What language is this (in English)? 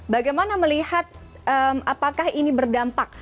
Indonesian